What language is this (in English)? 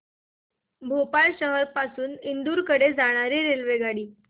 Marathi